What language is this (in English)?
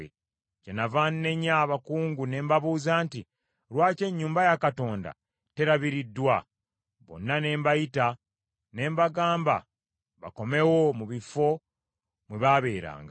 Ganda